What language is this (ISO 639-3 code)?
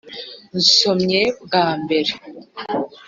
kin